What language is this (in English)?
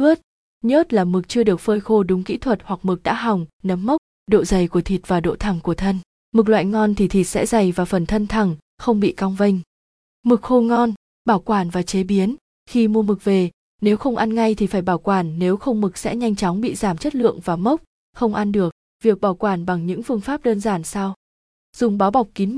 Vietnamese